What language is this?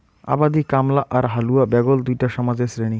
Bangla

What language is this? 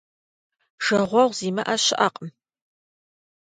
Kabardian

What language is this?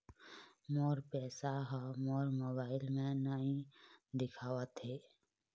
Chhattisgarhi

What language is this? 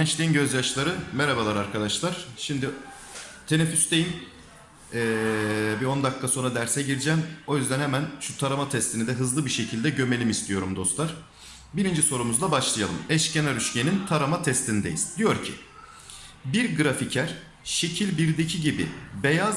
Turkish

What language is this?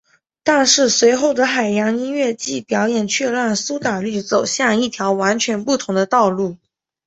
Chinese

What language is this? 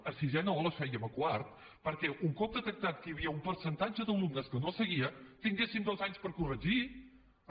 Catalan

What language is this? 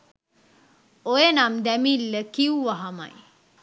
Sinhala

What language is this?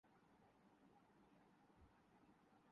Urdu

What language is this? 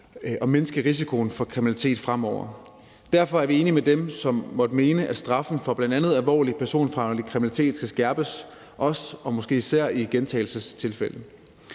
Danish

